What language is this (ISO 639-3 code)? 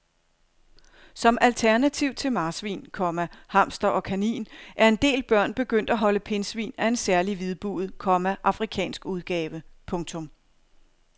dan